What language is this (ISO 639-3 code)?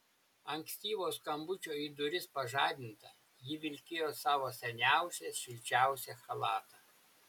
lit